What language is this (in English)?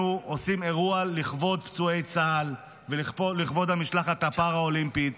Hebrew